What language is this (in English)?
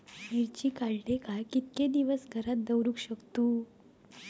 Marathi